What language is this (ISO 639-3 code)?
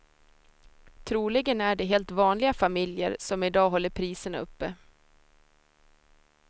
swe